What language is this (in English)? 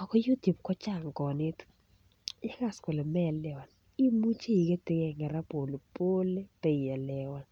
Kalenjin